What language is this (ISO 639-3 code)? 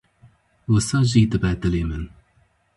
kur